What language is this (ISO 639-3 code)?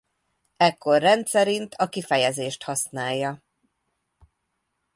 hun